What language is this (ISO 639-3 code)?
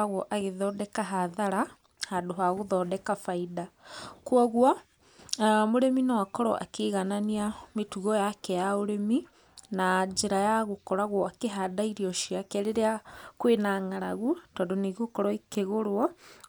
kik